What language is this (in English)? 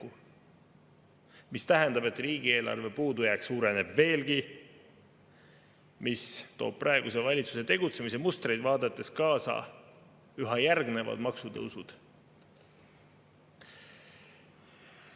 Estonian